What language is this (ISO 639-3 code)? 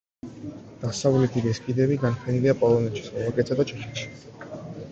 kat